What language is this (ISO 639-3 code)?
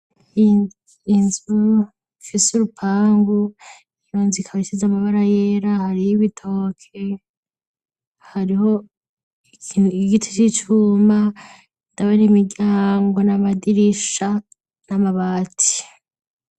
run